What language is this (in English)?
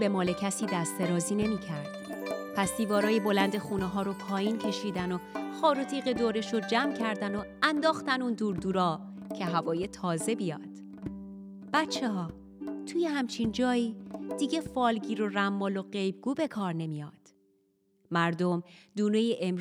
Persian